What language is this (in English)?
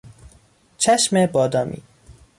Persian